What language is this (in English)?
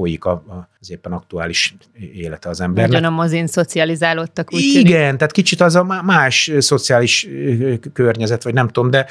Hungarian